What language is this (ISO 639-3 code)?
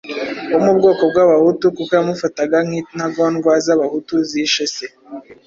kin